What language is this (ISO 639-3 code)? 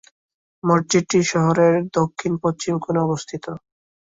ben